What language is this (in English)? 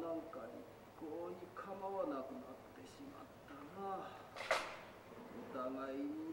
Japanese